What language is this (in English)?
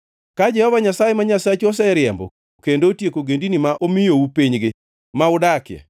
Luo (Kenya and Tanzania)